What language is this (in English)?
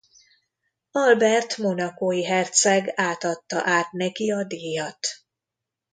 Hungarian